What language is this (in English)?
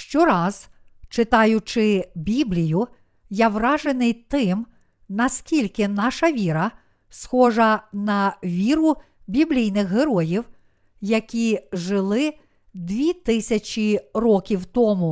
Ukrainian